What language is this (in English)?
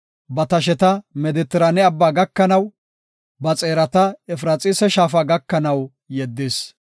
Gofa